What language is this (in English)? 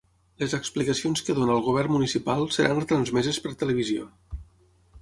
Catalan